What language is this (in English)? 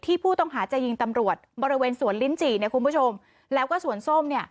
Thai